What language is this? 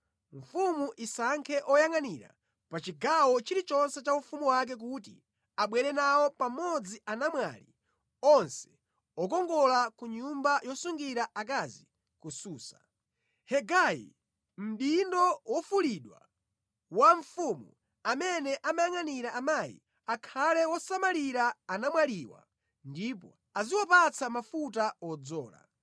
Nyanja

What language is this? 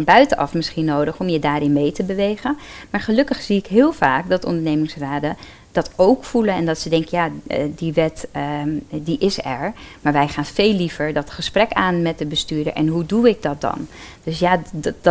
Dutch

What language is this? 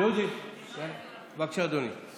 Hebrew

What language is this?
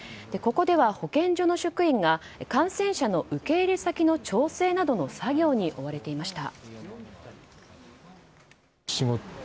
Japanese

